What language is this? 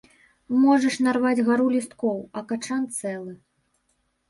Belarusian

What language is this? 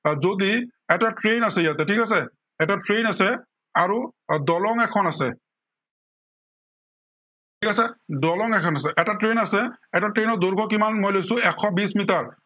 Assamese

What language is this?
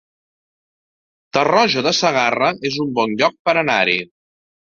Catalan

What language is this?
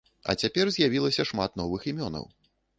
Belarusian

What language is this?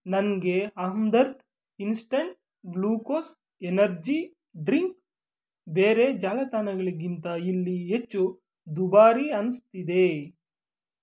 Kannada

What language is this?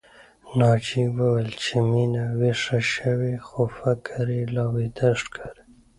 Pashto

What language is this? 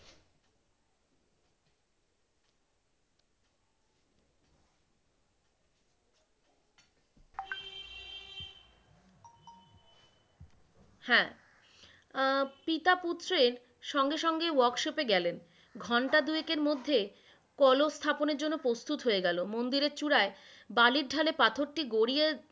Bangla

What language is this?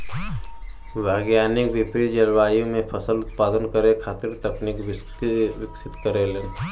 Bhojpuri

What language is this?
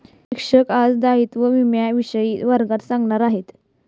Marathi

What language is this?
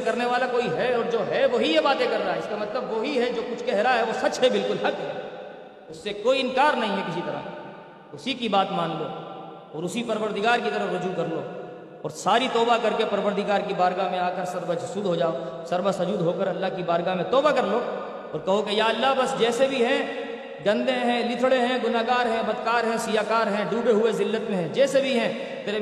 Urdu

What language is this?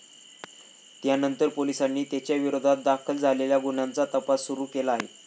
Marathi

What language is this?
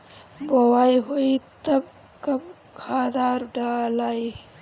Bhojpuri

